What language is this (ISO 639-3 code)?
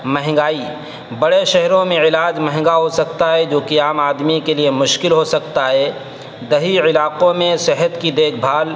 urd